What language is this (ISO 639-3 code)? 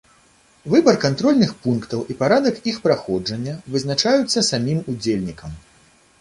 bel